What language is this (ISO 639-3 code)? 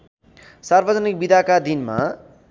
nep